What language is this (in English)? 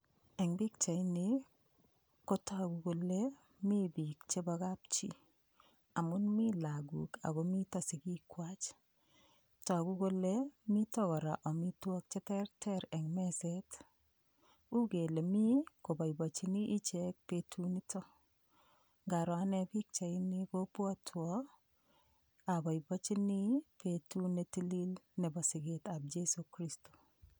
Kalenjin